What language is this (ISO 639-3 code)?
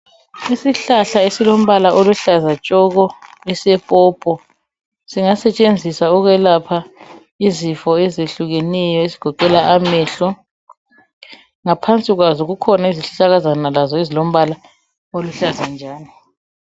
nde